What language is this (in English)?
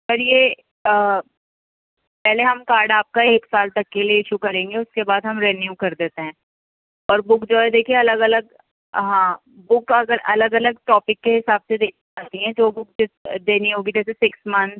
Urdu